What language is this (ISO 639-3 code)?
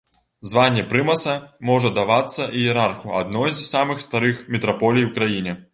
bel